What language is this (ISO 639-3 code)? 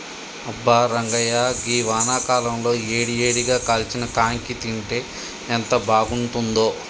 tel